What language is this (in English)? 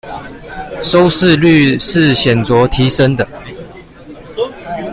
Chinese